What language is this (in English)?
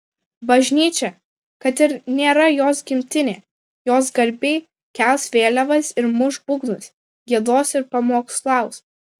Lithuanian